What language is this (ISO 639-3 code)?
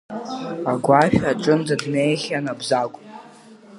abk